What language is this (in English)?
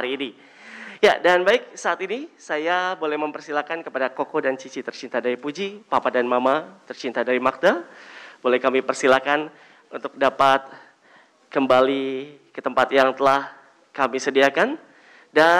Indonesian